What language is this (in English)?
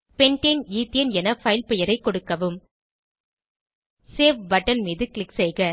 Tamil